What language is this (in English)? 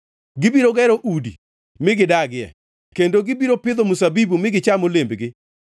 Luo (Kenya and Tanzania)